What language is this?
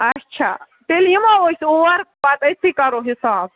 Kashmiri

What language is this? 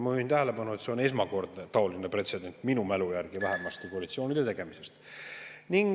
Estonian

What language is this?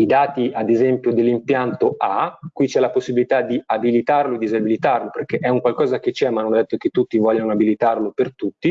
Italian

